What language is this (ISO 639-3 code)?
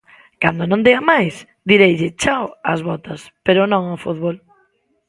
glg